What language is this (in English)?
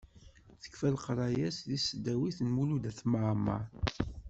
Kabyle